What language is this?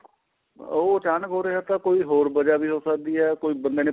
Punjabi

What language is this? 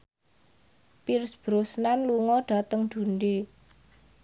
Javanese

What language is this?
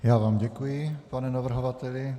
Czech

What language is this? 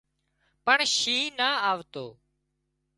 Wadiyara Koli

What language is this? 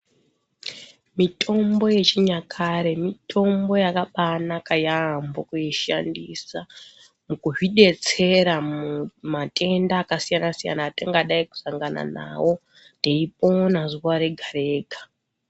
Ndau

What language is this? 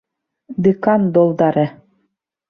Bashkir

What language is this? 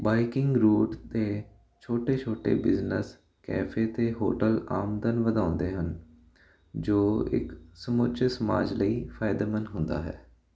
Punjabi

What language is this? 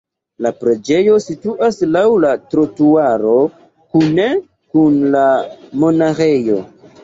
Esperanto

